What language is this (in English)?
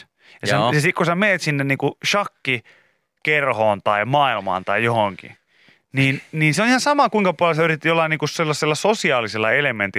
Finnish